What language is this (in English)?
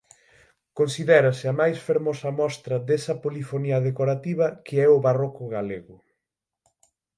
Galician